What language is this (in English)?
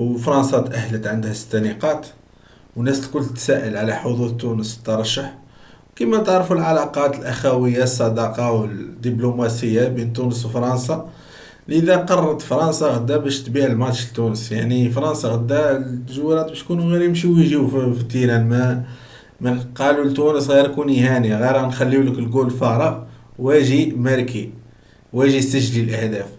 Arabic